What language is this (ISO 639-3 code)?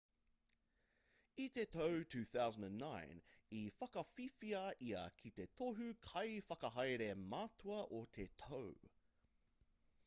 mri